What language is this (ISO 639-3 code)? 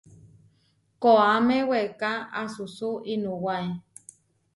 var